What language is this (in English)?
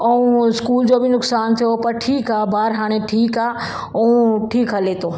Sindhi